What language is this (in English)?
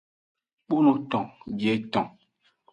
Aja (Benin)